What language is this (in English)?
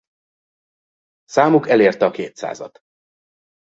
Hungarian